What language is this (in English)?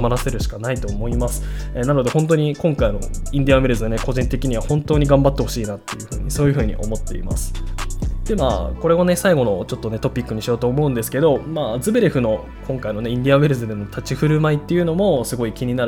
Japanese